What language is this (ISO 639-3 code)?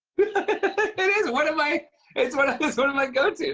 eng